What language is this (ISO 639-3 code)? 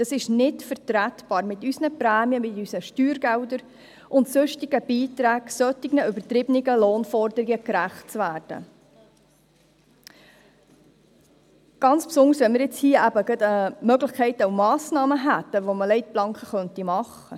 gsw